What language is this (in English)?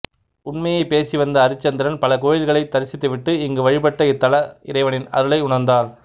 Tamil